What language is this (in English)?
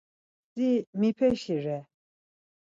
Laz